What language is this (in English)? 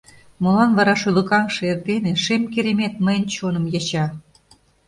Mari